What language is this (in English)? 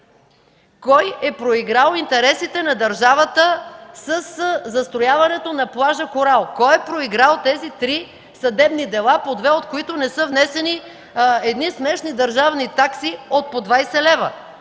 Bulgarian